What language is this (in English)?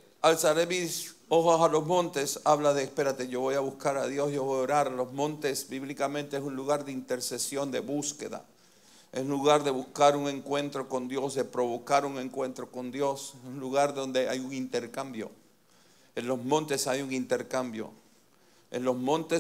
Spanish